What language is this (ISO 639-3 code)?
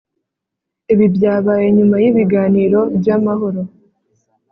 kin